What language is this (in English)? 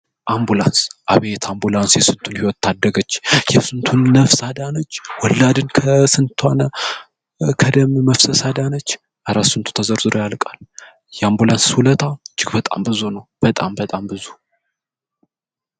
Amharic